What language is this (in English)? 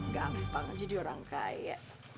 Indonesian